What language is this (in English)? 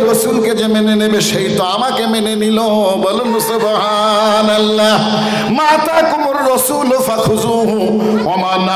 Romanian